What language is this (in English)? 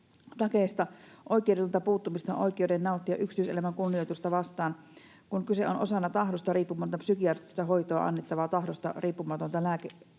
Finnish